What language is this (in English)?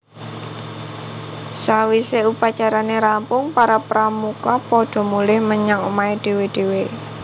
Javanese